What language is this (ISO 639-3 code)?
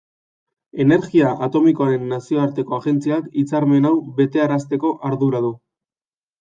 eus